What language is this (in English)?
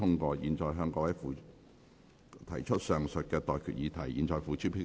Cantonese